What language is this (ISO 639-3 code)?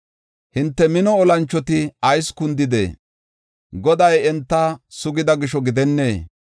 gof